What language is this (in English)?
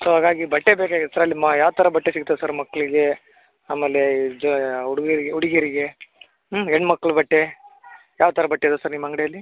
Kannada